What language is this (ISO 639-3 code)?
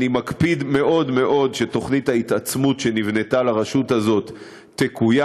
heb